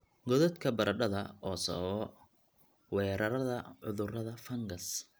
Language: Somali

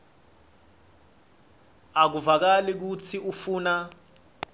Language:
Swati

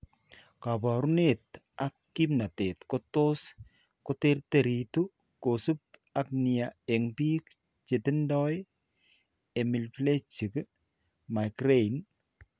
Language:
Kalenjin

